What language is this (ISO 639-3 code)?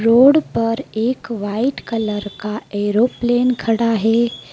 hin